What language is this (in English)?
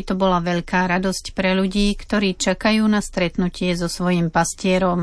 Slovak